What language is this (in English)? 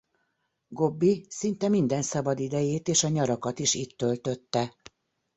Hungarian